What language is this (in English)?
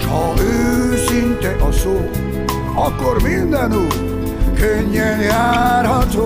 Hungarian